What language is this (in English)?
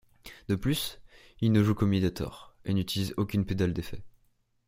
French